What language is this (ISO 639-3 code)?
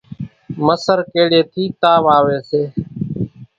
gjk